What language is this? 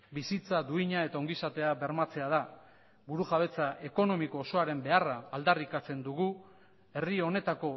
Basque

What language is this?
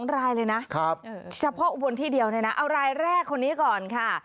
Thai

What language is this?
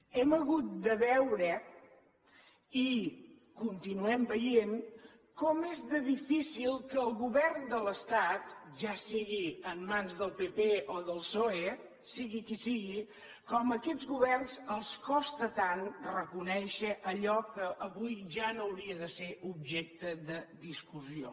Catalan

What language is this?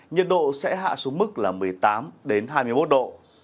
Vietnamese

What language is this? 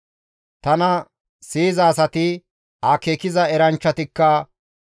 Gamo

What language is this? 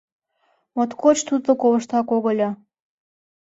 Mari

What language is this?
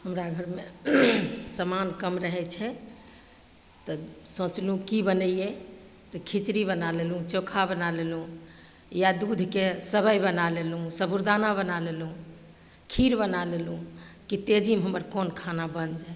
Maithili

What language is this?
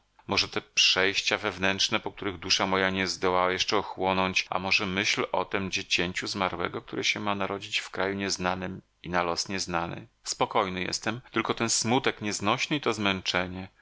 Polish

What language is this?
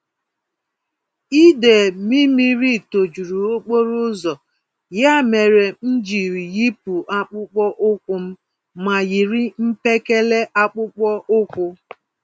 Igbo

